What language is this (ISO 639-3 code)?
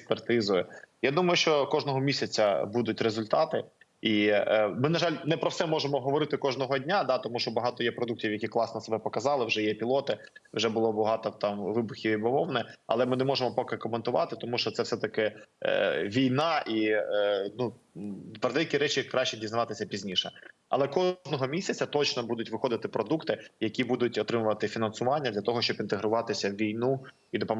ukr